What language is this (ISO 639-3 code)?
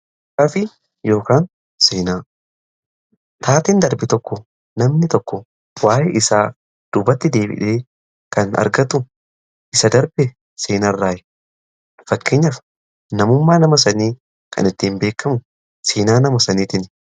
orm